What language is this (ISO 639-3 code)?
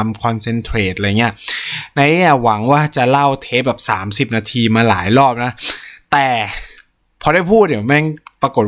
tha